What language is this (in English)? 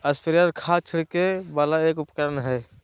Magahi